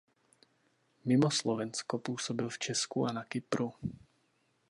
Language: Czech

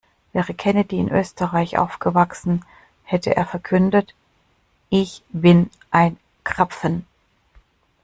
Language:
German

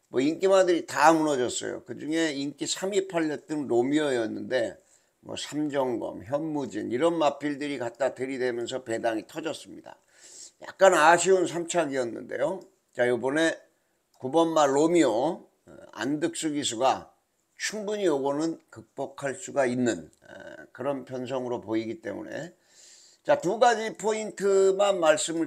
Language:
Korean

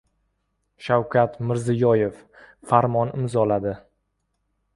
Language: Uzbek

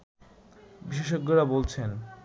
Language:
Bangla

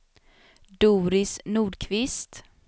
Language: Swedish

